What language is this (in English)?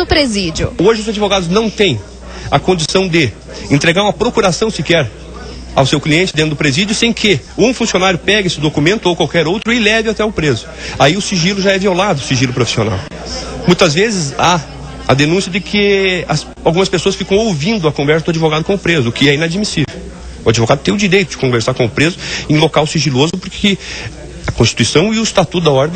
Portuguese